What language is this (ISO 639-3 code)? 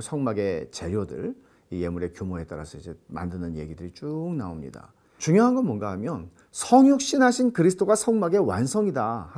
kor